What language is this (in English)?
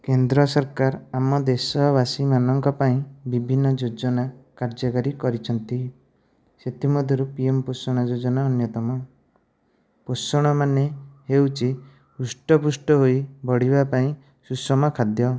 Odia